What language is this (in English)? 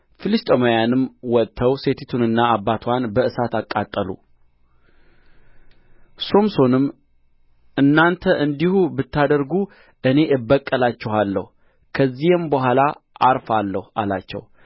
Amharic